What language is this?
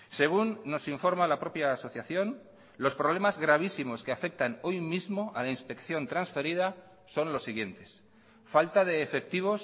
Spanish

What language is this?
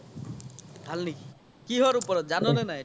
Assamese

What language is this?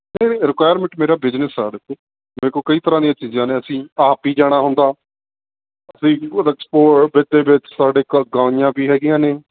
Punjabi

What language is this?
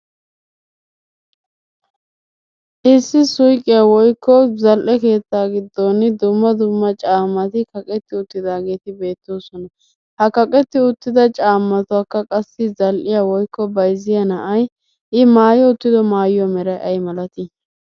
Wolaytta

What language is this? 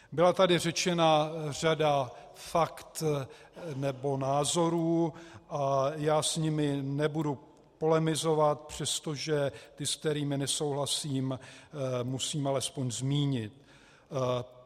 Czech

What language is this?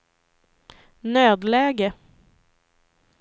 Swedish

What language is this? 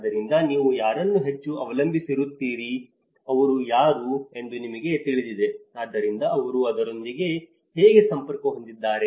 Kannada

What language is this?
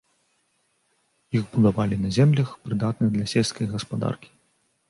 Belarusian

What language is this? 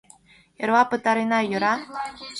Mari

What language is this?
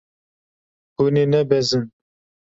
Kurdish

